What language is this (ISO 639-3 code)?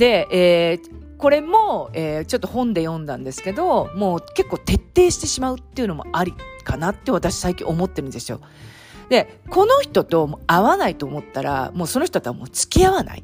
jpn